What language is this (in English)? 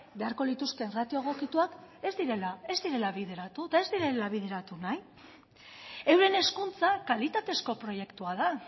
Basque